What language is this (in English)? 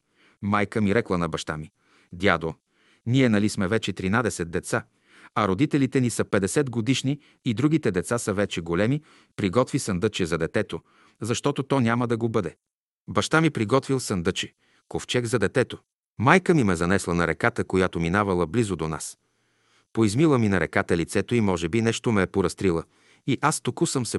Bulgarian